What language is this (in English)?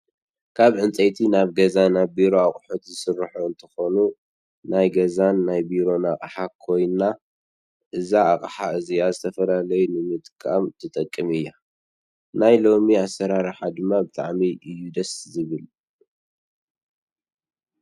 Tigrinya